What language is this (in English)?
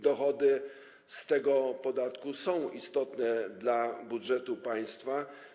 Polish